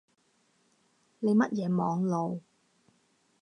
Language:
Cantonese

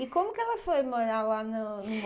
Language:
Portuguese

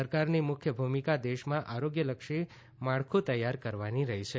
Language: Gujarati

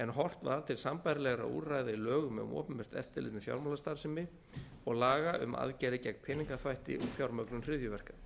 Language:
Icelandic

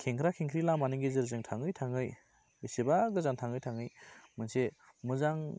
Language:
Bodo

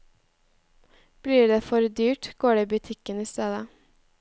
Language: Norwegian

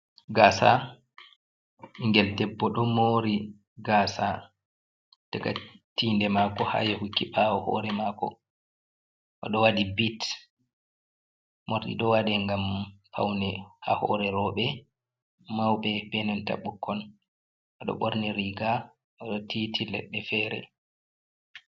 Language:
Fula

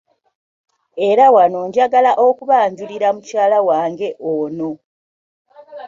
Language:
Ganda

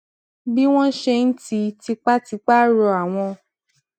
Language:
Yoruba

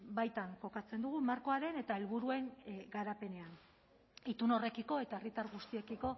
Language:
Basque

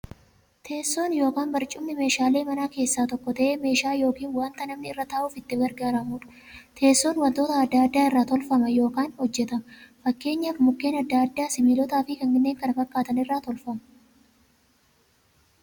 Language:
Oromo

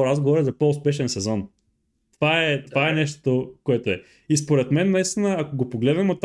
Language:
Bulgarian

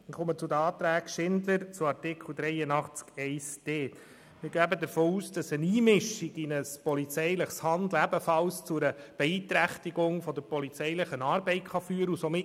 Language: Swiss German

